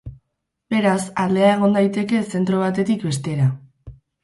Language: Basque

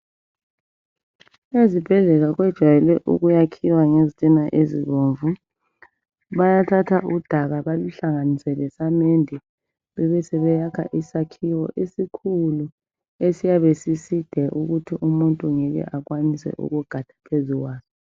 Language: North Ndebele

